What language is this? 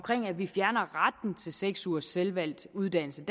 Danish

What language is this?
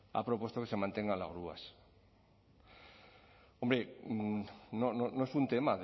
Spanish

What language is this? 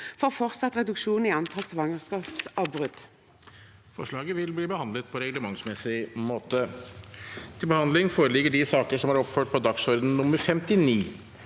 Norwegian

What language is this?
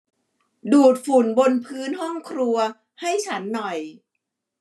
Thai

